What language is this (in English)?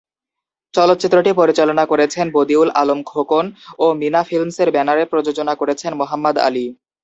Bangla